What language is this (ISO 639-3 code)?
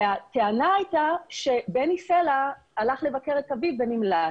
heb